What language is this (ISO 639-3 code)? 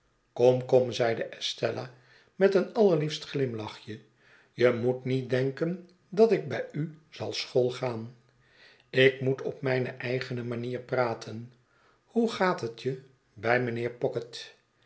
nld